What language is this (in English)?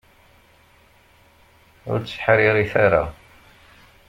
Kabyle